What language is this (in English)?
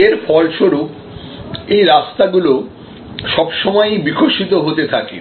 Bangla